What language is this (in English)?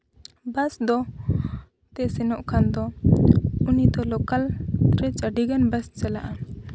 Santali